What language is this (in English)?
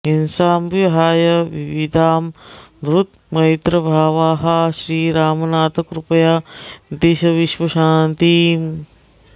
Sanskrit